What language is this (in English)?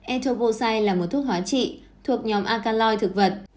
Vietnamese